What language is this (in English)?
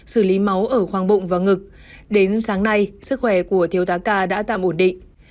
Vietnamese